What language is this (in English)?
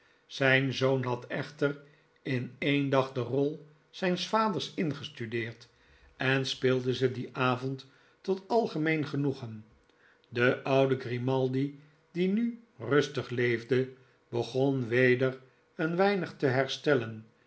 Dutch